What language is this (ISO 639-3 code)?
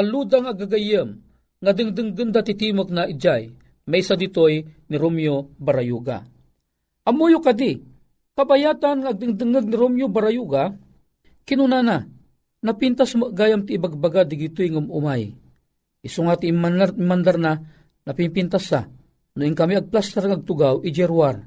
fil